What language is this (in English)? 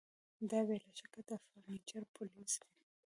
Pashto